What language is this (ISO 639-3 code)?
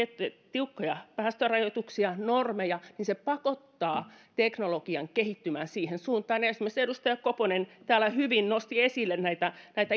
fin